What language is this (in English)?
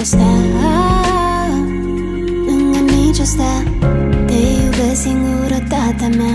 Romanian